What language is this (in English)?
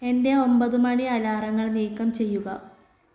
Malayalam